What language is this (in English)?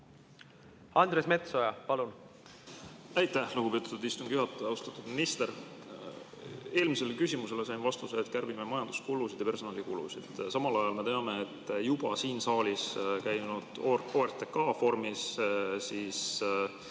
Estonian